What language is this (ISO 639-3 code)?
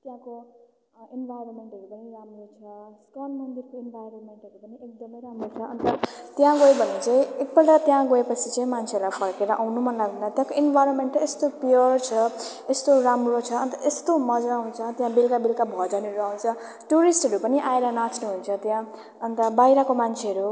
nep